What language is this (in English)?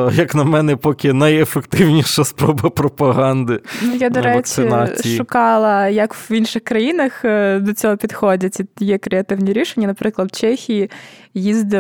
Ukrainian